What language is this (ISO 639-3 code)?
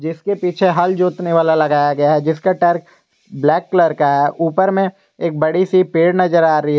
hin